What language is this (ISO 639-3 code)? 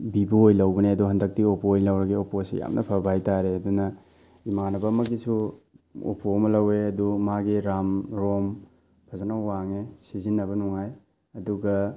mni